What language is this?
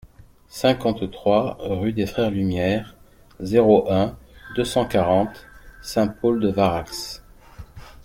French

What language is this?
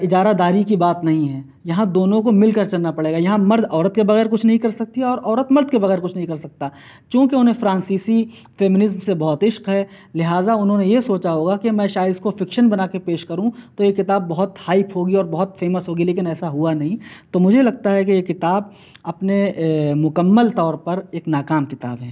Urdu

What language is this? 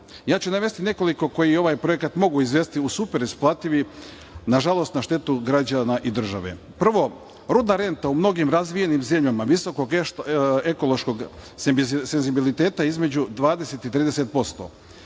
Serbian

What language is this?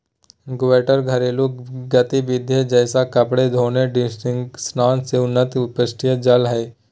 Magahi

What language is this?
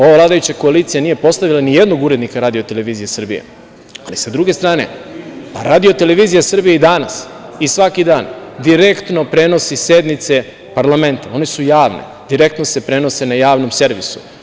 Serbian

